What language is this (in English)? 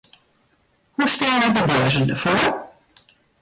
Western Frisian